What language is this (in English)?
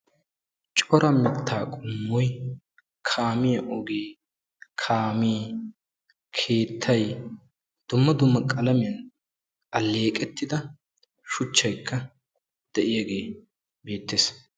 Wolaytta